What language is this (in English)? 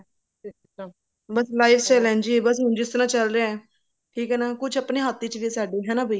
Punjabi